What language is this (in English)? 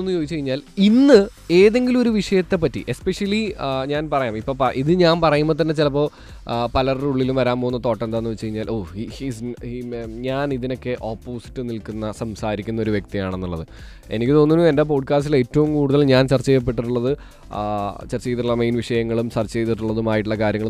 Malayalam